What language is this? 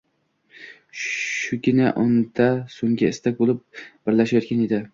Uzbek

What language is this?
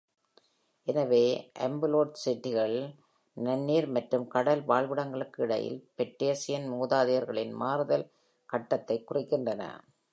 Tamil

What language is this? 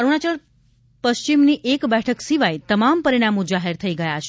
Gujarati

